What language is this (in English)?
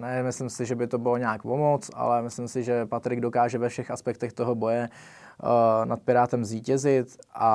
Czech